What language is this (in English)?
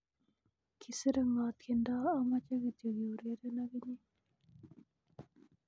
Kalenjin